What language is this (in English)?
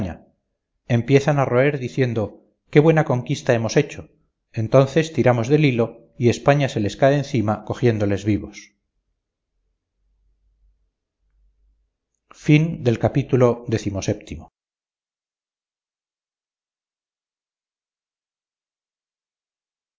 Spanish